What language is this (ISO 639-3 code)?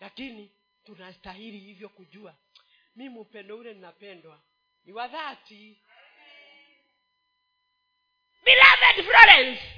swa